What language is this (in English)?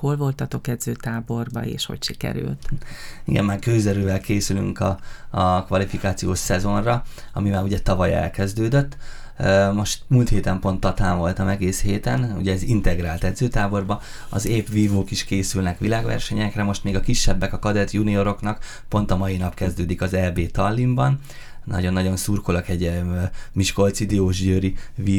Hungarian